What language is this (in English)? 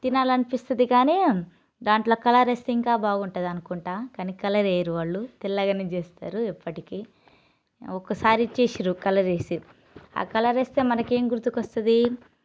Telugu